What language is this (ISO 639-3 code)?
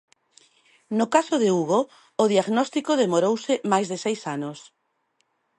glg